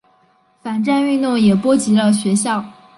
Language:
Chinese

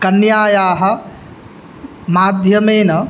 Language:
Sanskrit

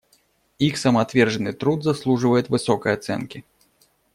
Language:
Russian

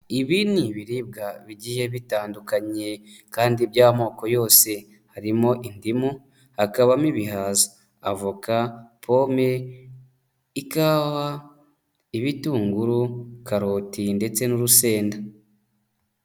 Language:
Kinyarwanda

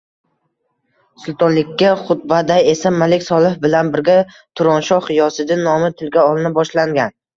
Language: Uzbek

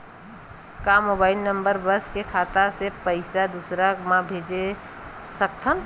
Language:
Chhattisgarhi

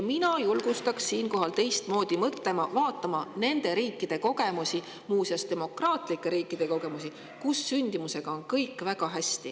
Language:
Estonian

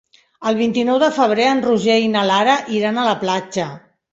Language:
Catalan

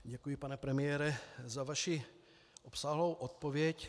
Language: Czech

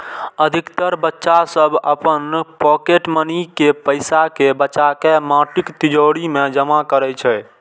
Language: Maithili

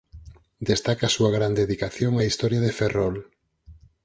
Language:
Galician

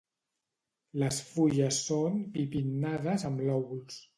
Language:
Catalan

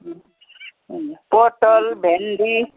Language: Nepali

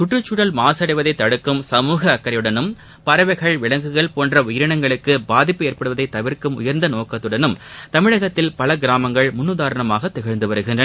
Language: Tamil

